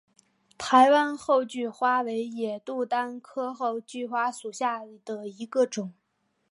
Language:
Chinese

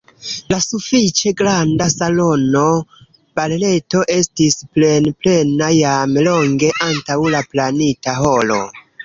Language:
Esperanto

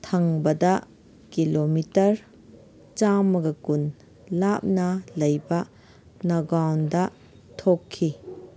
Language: Manipuri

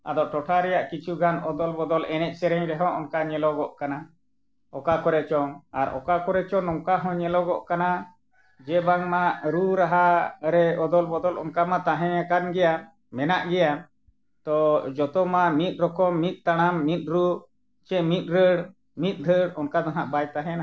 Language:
Santali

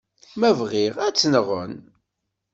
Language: Kabyle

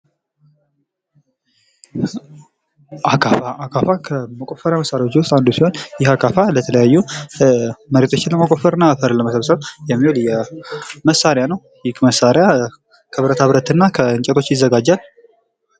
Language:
Amharic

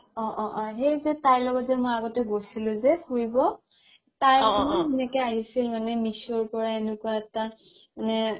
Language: Assamese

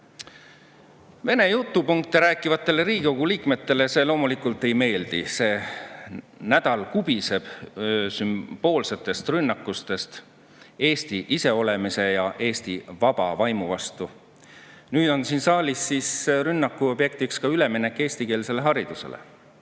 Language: Estonian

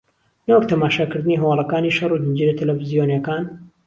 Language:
Central Kurdish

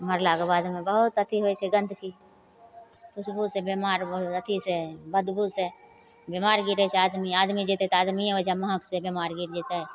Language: Maithili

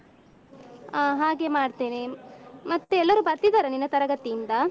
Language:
Kannada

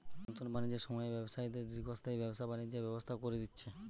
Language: Bangla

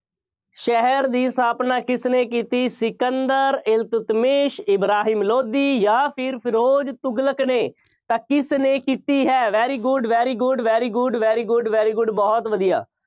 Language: Punjabi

